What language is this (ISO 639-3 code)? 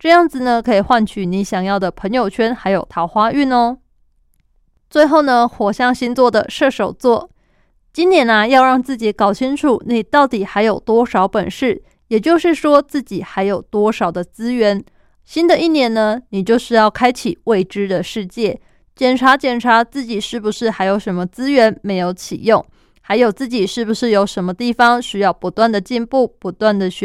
zho